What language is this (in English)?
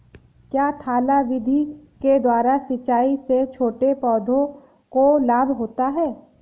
Hindi